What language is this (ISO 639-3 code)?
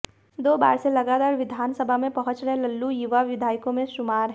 hin